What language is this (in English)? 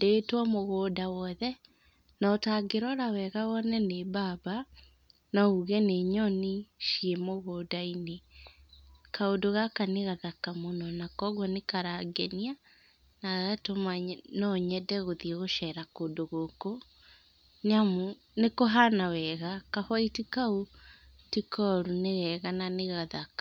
Kikuyu